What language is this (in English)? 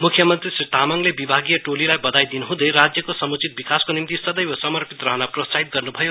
Nepali